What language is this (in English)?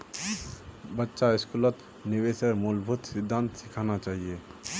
Magahi